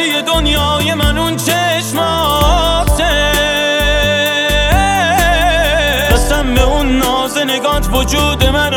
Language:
Persian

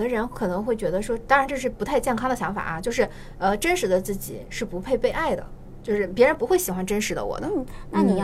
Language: Chinese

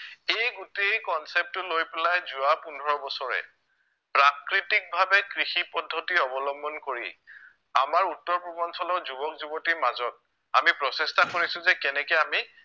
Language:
Assamese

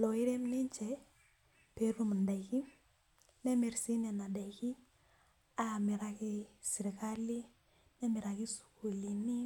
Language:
Masai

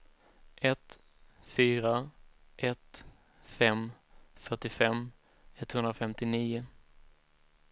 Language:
Swedish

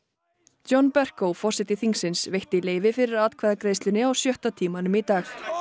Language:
Icelandic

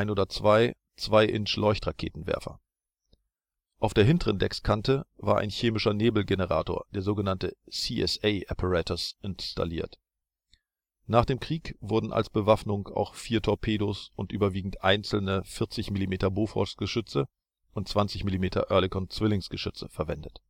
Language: German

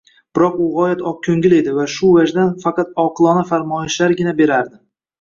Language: Uzbek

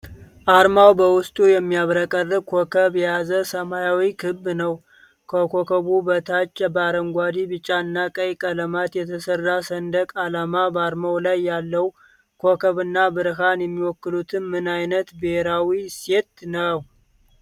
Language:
Amharic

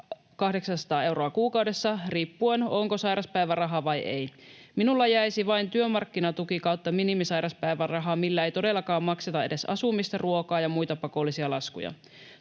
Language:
Finnish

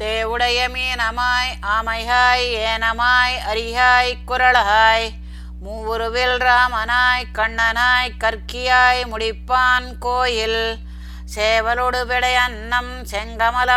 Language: Tamil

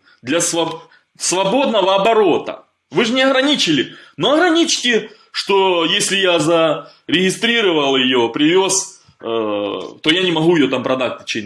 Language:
Russian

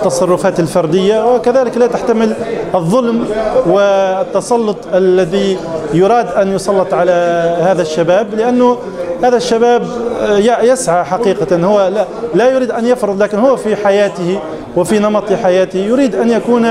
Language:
Arabic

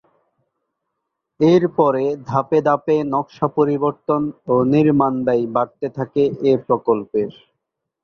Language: Bangla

